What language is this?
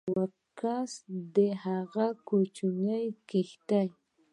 Pashto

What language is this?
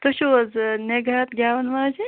Kashmiri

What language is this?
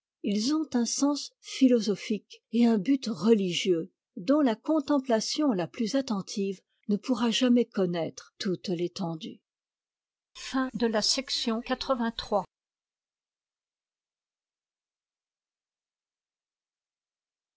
French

